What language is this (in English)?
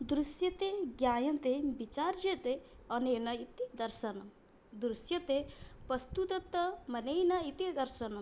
Sanskrit